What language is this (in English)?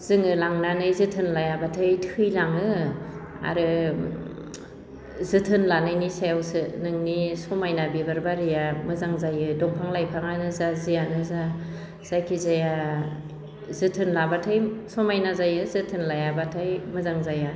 Bodo